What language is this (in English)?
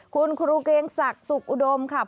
Thai